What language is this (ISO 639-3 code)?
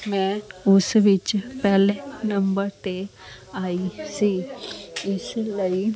pan